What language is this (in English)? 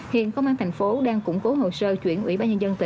Vietnamese